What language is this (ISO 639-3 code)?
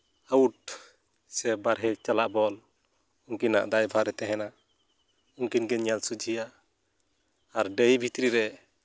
sat